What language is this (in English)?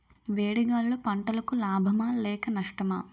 Telugu